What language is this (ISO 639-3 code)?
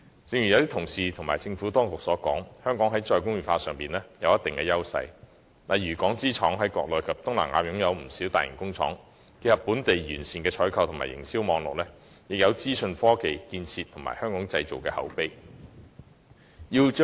yue